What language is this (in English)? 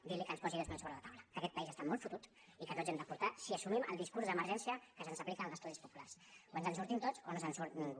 Catalan